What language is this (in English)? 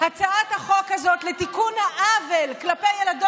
Hebrew